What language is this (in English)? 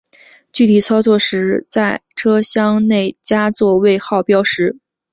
Chinese